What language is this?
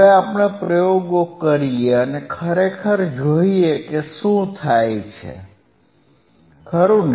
Gujarati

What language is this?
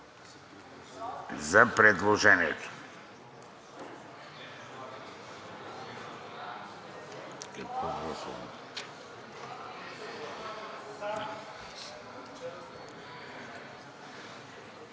Bulgarian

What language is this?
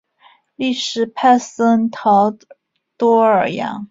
Chinese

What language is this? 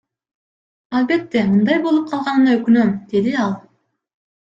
Kyrgyz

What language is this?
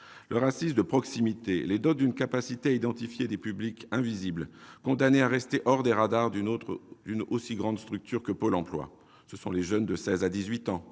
French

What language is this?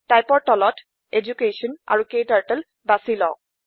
Assamese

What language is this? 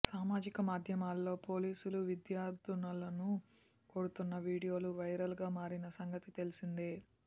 Telugu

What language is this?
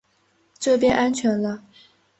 Chinese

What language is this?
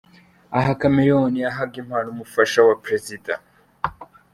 Kinyarwanda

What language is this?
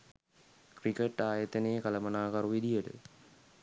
Sinhala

